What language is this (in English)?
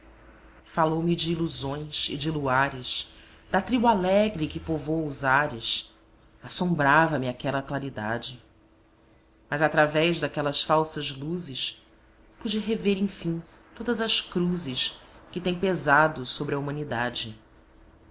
Portuguese